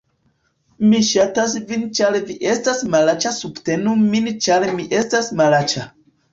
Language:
Esperanto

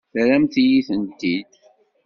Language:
Kabyle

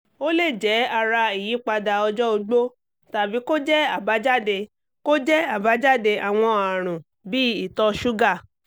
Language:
Yoruba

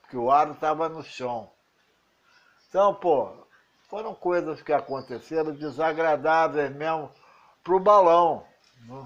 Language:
Portuguese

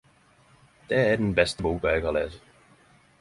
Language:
Norwegian Nynorsk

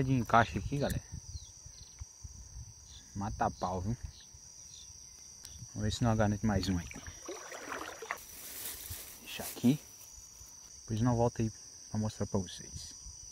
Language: Portuguese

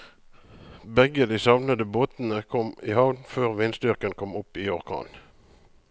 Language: Norwegian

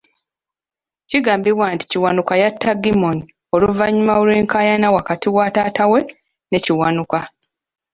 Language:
Ganda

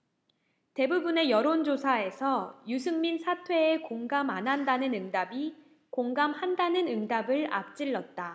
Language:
Korean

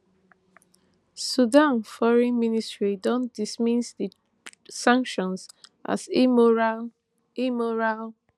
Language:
Nigerian Pidgin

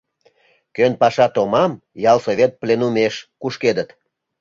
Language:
Mari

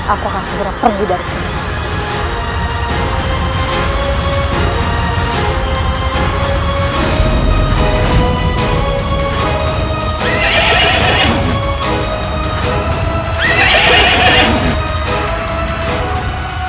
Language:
Indonesian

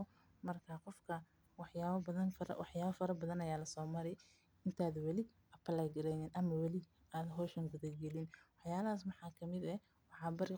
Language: Somali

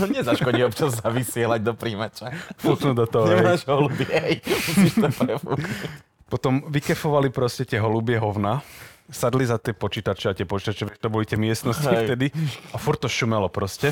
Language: Slovak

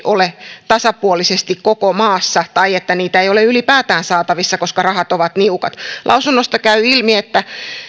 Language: Finnish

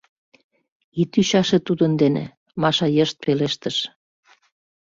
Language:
Mari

